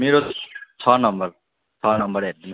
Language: Nepali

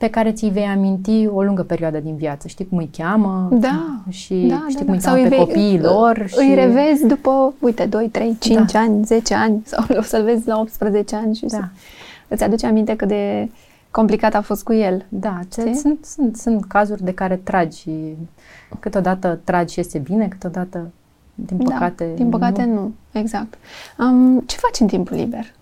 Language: Romanian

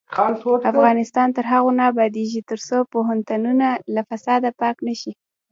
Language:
Pashto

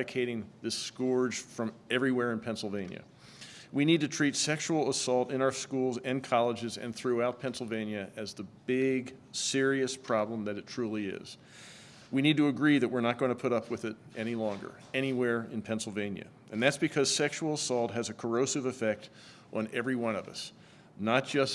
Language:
English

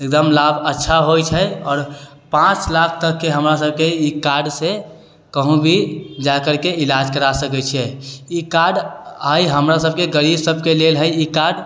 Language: Maithili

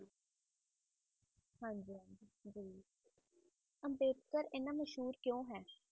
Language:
Punjabi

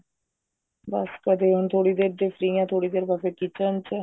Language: Punjabi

